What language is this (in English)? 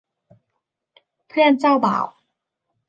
Thai